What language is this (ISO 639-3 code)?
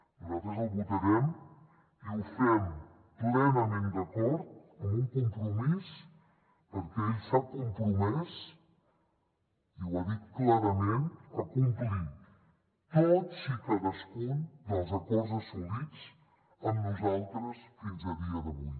cat